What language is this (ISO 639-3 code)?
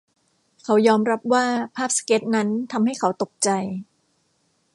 tha